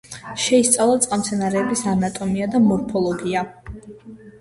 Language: Georgian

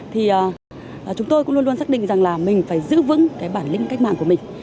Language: Vietnamese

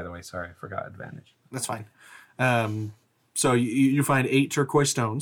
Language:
English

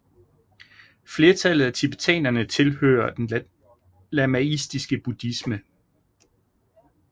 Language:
Danish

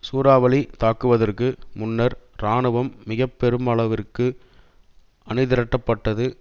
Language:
Tamil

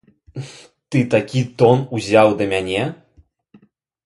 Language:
Belarusian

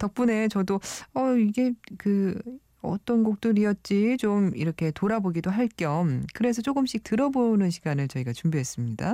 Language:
Korean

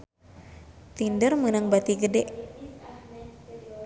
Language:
Sundanese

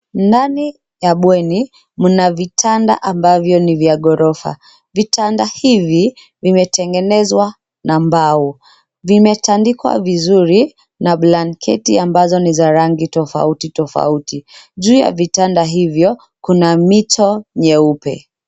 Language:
Swahili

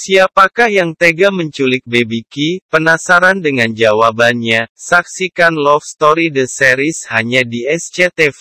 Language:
Indonesian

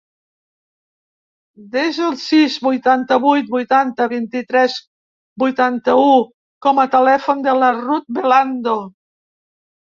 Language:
Catalan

